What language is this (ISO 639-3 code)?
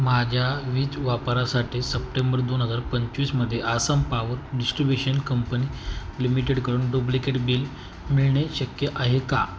mar